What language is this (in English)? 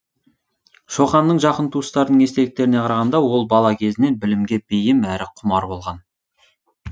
Kazakh